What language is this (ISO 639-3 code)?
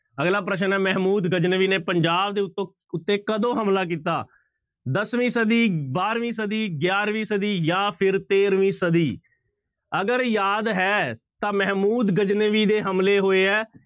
pan